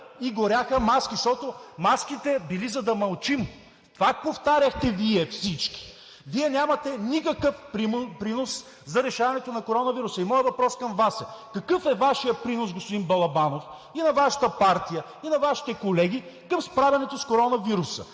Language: Bulgarian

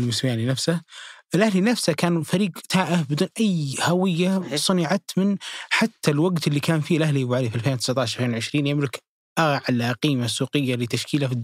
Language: Arabic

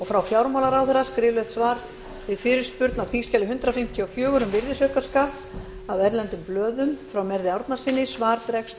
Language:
Icelandic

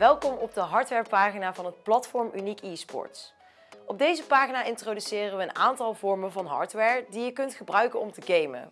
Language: Dutch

